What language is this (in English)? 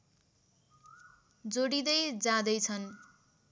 Nepali